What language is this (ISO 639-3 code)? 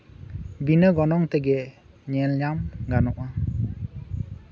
sat